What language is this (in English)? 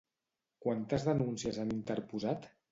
Catalan